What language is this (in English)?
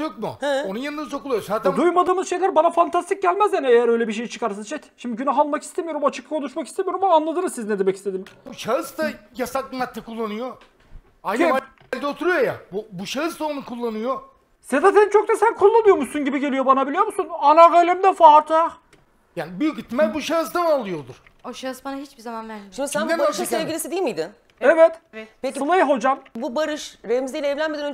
Turkish